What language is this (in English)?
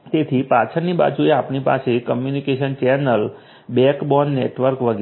Gujarati